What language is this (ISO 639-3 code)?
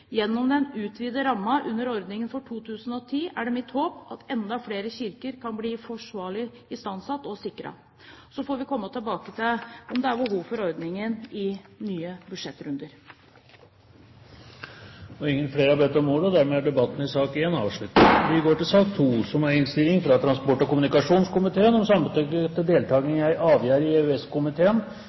nor